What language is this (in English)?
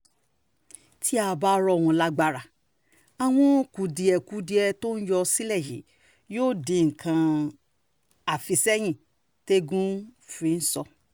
Yoruba